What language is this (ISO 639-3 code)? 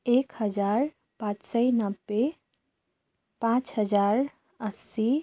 nep